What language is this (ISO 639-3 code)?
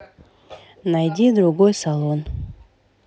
rus